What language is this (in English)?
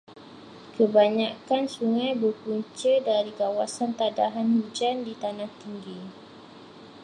Malay